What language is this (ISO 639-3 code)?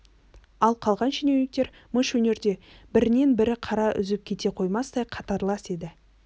kaz